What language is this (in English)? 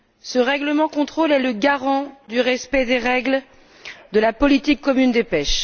French